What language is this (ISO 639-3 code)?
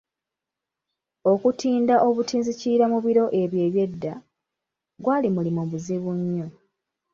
lug